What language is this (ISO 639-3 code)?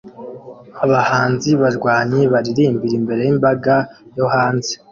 kin